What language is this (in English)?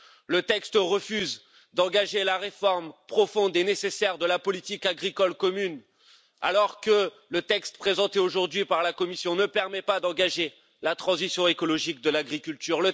French